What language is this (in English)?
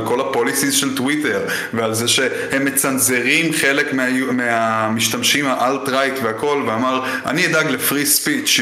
Hebrew